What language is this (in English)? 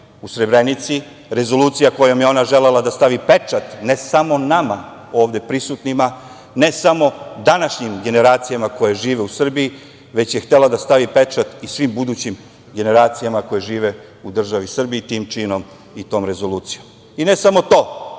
Serbian